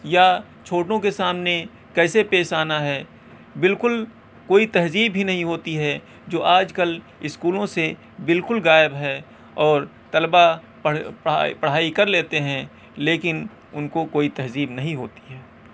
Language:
Urdu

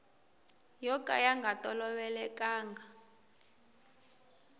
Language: Tsonga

